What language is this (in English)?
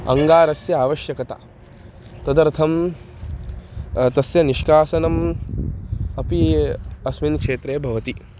Sanskrit